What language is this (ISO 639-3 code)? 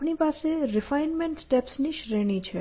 guj